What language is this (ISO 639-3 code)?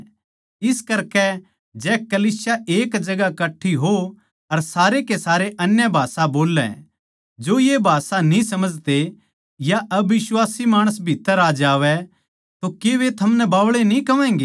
bgc